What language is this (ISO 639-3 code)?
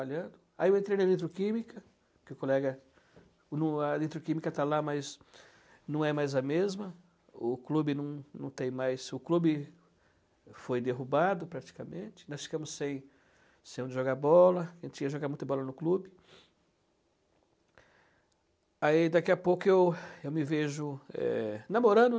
por